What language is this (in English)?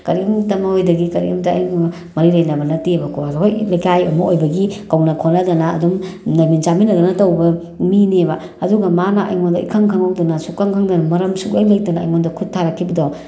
Manipuri